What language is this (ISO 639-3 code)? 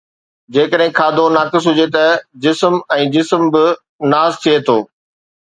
snd